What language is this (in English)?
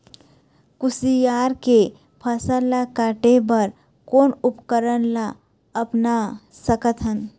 Chhattisgarhi